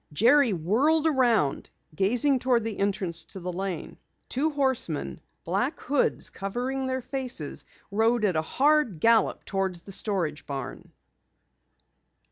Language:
English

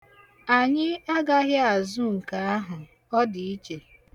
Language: Igbo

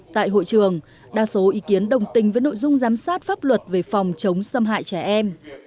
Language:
Vietnamese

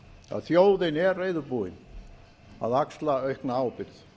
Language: Icelandic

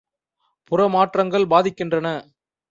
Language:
Tamil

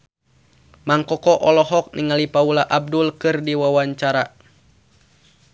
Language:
Sundanese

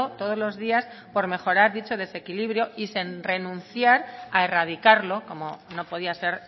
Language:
Spanish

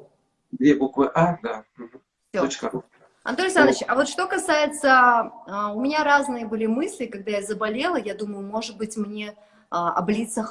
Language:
Russian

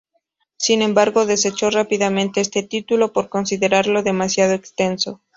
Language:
Spanish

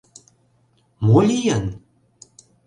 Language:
Mari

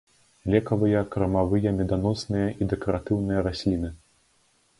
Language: Belarusian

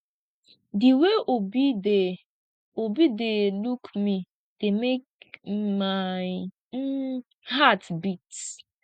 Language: Nigerian Pidgin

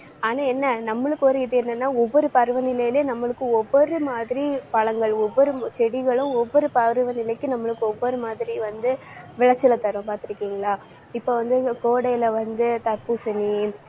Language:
Tamil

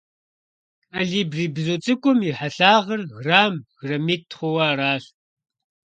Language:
Kabardian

